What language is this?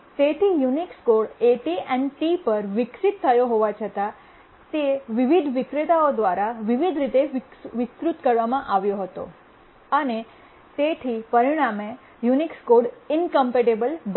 Gujarati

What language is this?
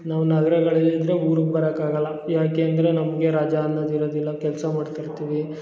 Kannada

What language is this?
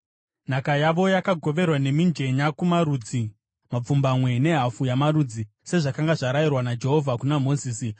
Shona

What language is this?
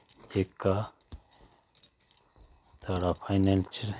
Dogri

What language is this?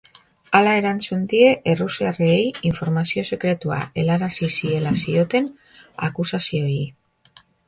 Basque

